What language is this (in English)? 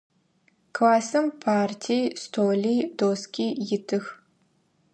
Adyghe